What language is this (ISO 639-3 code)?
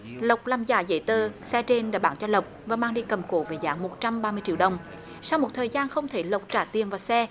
vie